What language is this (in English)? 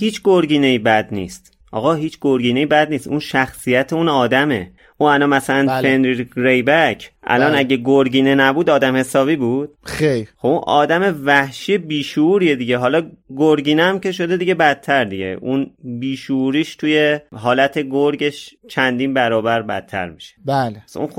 Persian